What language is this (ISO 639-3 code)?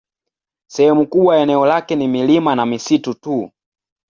swa